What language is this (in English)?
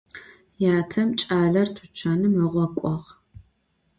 Adyghe